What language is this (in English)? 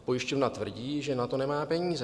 Czech